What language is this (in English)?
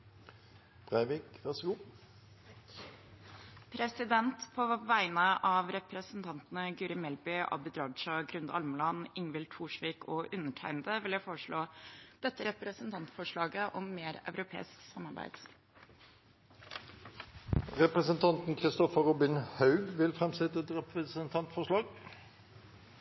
Norwegian